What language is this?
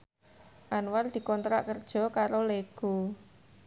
Javanese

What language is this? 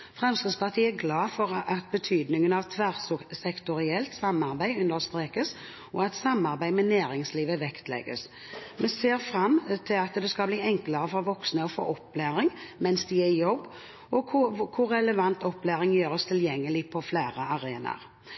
Norwegian Bokmål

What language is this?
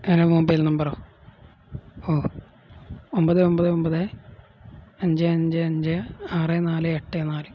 Malayalam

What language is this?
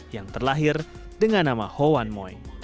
Indonesian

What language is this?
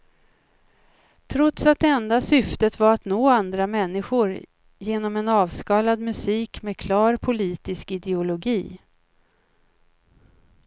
Swedish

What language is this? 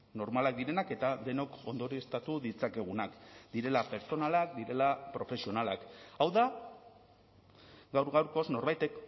Basque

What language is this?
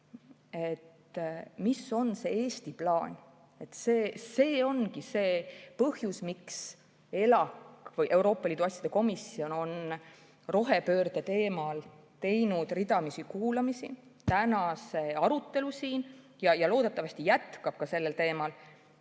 Estonian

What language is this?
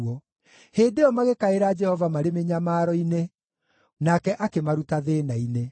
Kikuyu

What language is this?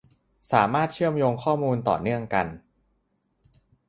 Thai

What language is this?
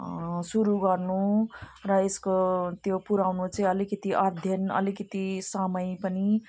Nepali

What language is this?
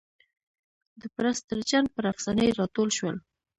Pashto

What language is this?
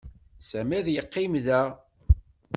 Kabyle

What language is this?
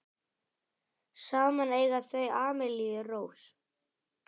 Icelandic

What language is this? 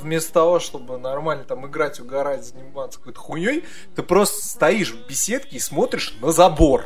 Russian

